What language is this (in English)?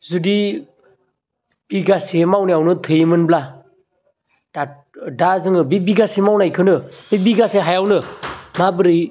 Bodo